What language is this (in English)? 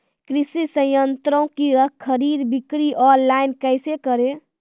Maithili